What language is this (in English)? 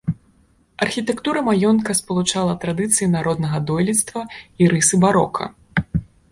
Belarusian